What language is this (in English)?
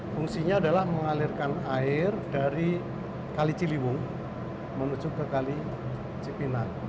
Indonesian